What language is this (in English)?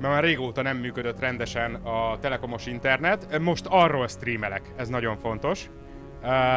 Hungarian